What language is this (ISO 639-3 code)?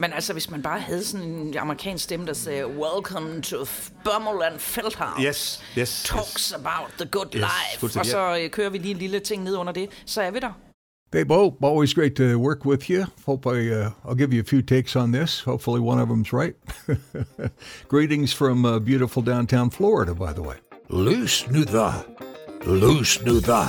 dan